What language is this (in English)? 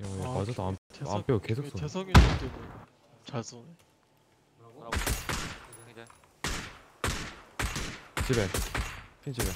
Korean